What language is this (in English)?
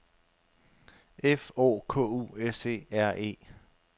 Danish